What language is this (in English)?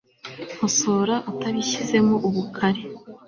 Kinyarwanda